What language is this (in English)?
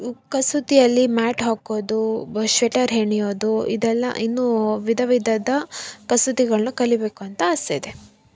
Kannada